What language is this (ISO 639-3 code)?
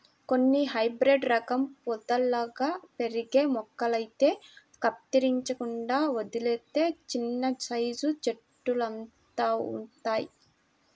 tel